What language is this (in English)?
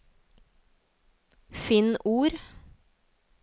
Norwegian